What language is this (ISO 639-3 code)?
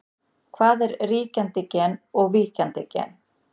isl